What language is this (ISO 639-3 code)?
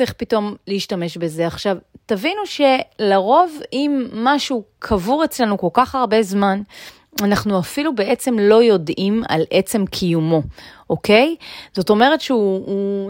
heb